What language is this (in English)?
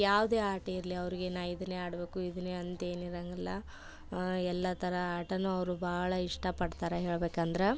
Kannada